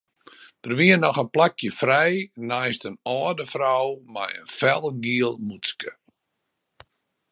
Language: Western Frisian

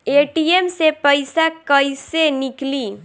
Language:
Bhojpuri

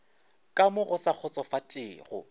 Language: Northern Sotho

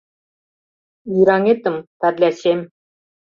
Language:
Mari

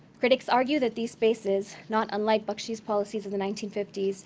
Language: English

